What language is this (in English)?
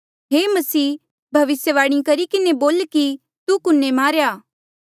Mandeali